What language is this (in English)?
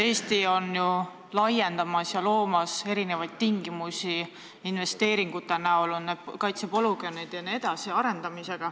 Estonian